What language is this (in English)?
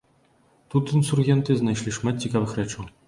Belarusian